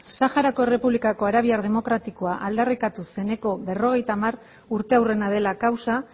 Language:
Basque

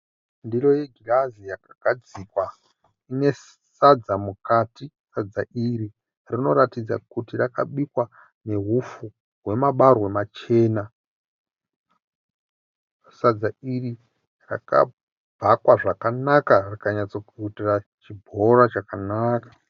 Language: Shona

